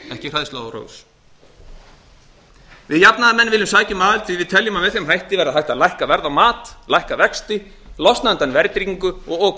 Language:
Icelandic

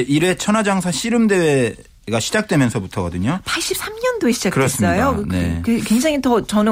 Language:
Korean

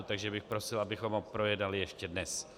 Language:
Czech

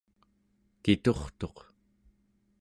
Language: Central Yupik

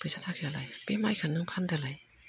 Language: Bodo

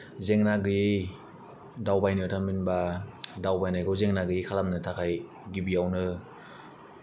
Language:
Bodo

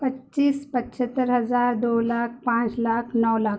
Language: Urdu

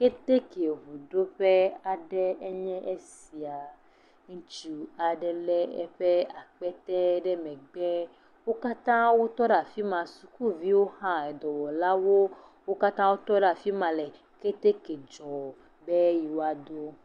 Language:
Ewe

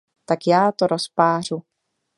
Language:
Czech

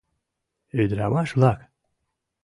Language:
Mari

